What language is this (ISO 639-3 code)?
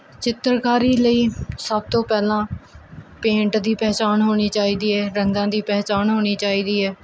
pan